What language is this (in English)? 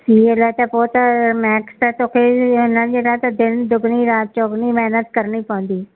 Sindhi